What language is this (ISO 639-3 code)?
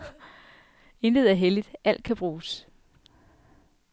dan